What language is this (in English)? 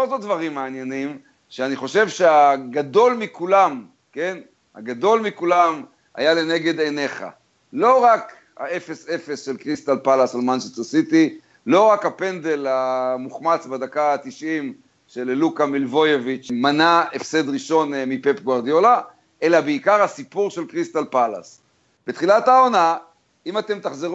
Hebrew